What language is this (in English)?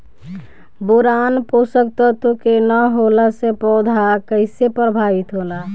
Bhojpuri